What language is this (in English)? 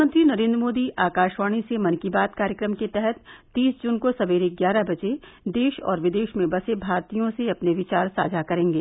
Hindi